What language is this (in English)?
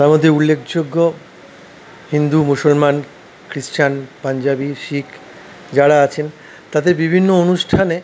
Bangla